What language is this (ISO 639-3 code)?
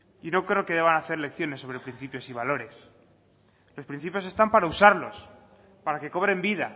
spa